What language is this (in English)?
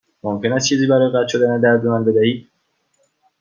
Persian